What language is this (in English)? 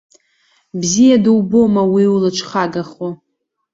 Abkhazian